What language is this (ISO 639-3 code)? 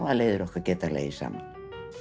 isl